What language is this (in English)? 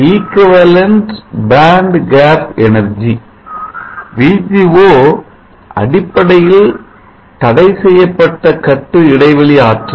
Tamil